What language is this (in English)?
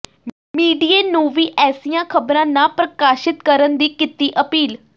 Punjabi